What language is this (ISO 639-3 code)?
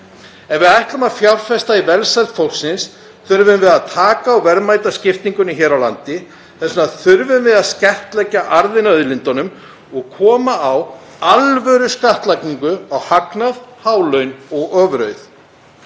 isl